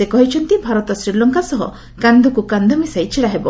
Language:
Odia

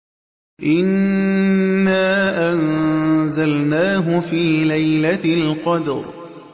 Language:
Arabic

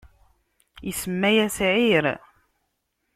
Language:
Kabyle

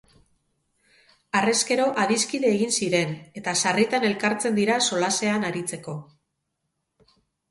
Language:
Basque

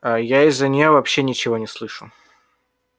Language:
Russian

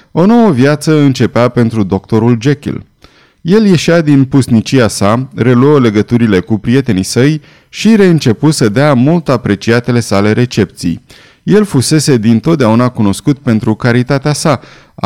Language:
Romanian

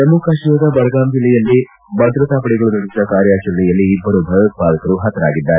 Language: Kannada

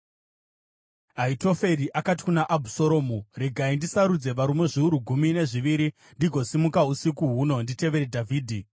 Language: Shona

